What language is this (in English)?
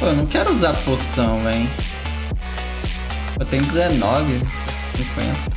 Portuguese